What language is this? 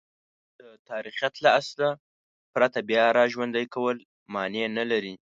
Pashto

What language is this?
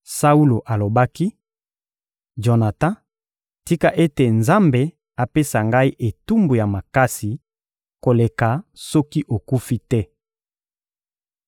Lingala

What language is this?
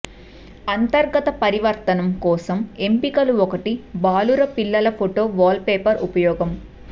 Telugu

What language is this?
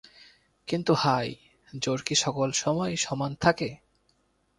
Bangla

